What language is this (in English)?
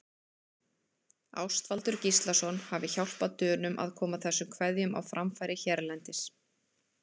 Icelandic